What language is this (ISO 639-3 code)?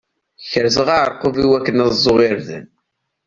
kab